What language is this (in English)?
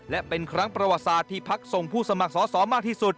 Thai